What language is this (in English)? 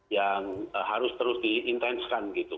Indonesian